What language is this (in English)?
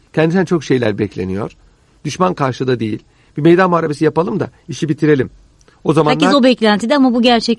Turkish